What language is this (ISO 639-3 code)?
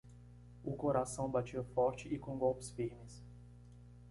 por